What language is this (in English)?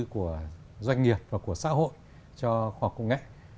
Vietnamese